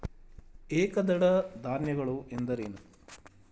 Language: Kannada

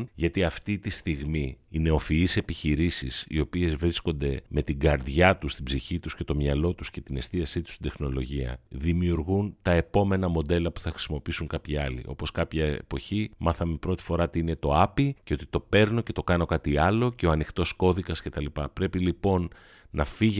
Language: Greek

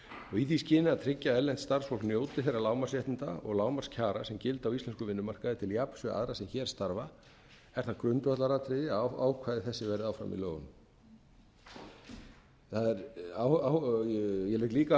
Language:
Icelandic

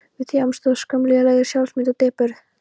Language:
Icelandic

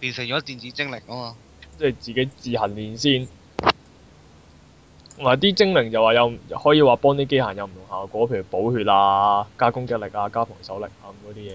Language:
Chinese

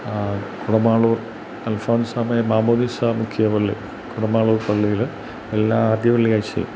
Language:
Malayalam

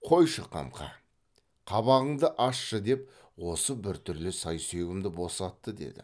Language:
Kazakh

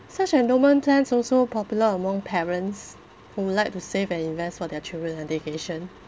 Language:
English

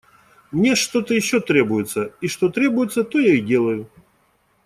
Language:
Russian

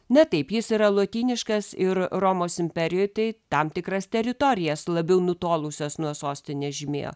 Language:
Lithuanian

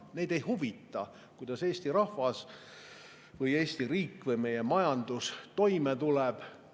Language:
Estonian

